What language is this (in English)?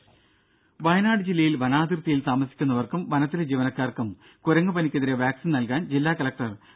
Malayalam